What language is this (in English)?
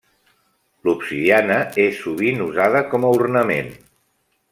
Catalan